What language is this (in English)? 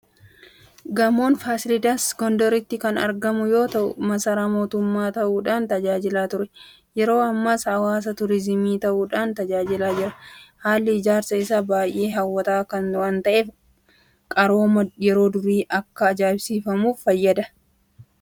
Oromo